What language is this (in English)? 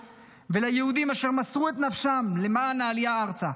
Hebrew